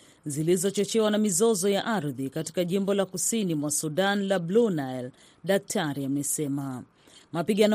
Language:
Swahili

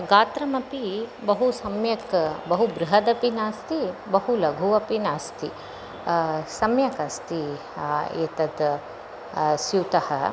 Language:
Sanskrit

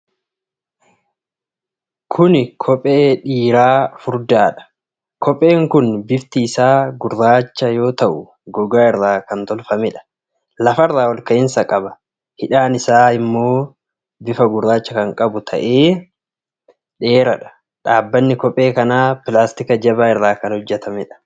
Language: Oromo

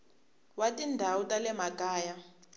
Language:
Tsonga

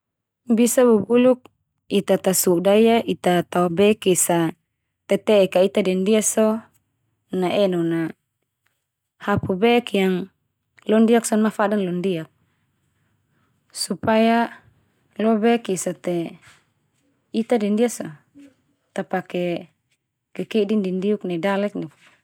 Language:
Termanu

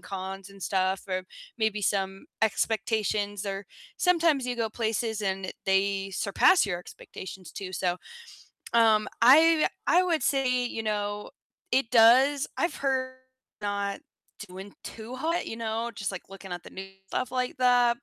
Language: English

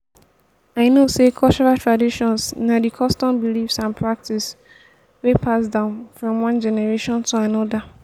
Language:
Nigerian Pidgin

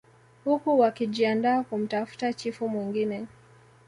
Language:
Swahili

